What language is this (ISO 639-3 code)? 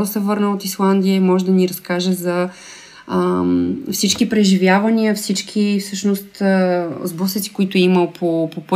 bul